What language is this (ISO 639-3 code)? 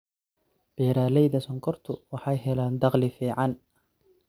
som